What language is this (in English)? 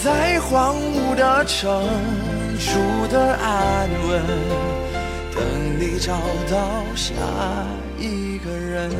Chinese